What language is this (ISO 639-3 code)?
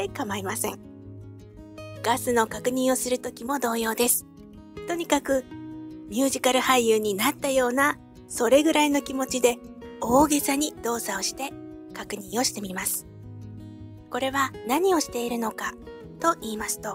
jpn